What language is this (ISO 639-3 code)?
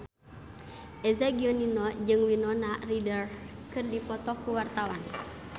sun